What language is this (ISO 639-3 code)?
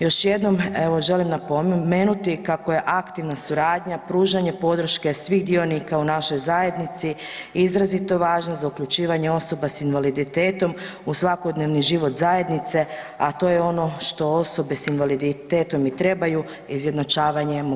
hrv